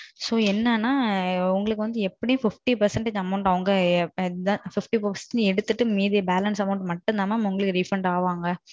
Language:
Tamil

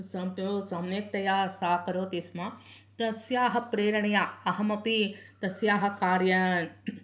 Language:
Sanskrit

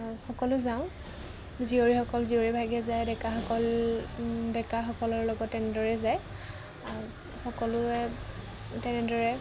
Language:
Assamese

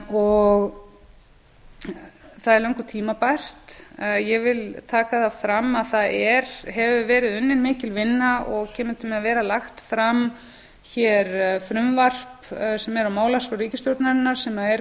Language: Icelandic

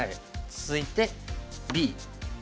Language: Japanese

